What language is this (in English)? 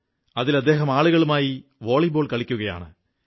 Malayalam